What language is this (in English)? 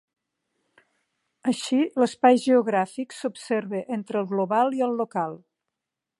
Catalan